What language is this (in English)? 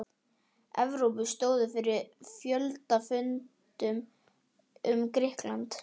Icelandic